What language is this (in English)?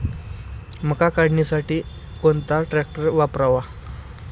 Marathi